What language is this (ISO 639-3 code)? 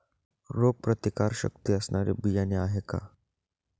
mar